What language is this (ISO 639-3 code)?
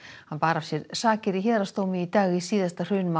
isl